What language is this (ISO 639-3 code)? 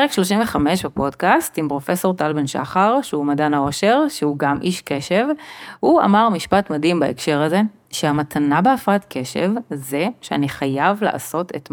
heb